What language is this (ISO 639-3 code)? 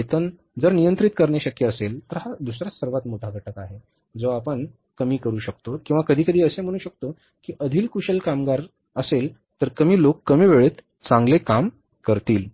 mar